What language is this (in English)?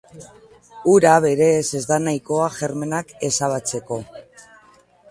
Basque